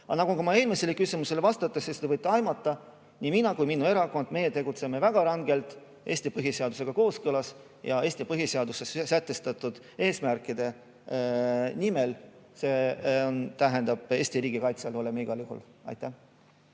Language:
Estonian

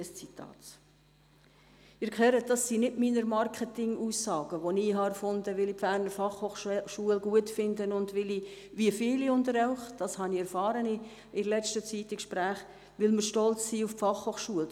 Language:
Swiss German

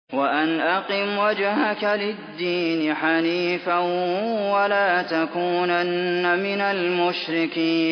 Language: Arabic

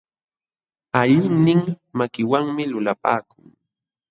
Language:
Jauja Wanca Quechua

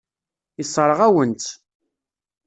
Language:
Kabyle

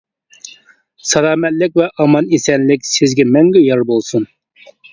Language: Uyghur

